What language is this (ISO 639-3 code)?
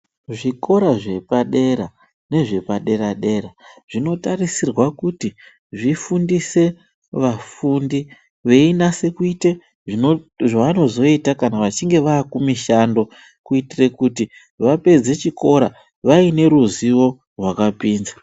ndc